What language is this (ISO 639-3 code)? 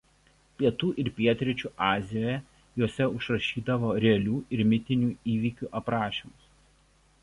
lit